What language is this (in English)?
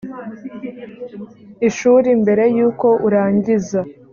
Kinyarwanda